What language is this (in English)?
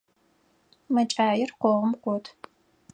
Adyghe